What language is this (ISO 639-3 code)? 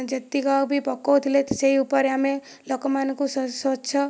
ori